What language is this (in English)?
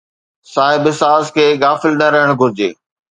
Sindhi